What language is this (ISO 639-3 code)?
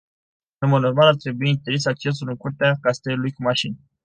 ron